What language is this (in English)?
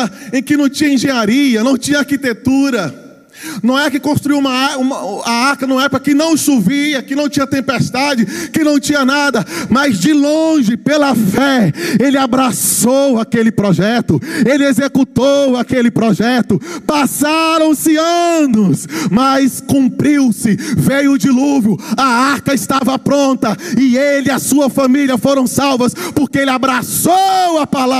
Portuguese